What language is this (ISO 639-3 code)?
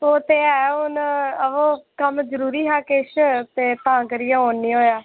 doi